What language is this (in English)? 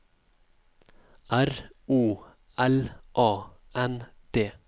Norwegian